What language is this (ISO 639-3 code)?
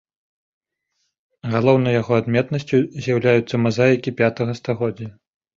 bel